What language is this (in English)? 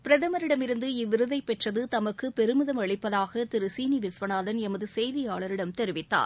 Tamil